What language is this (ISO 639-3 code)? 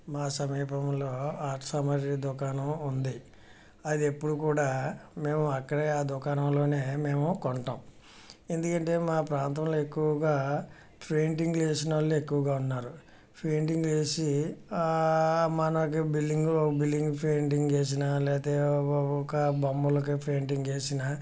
tel